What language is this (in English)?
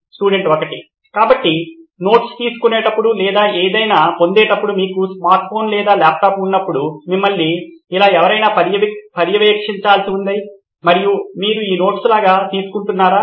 Telugu